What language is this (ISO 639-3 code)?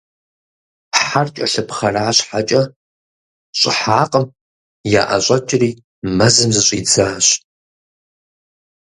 kbd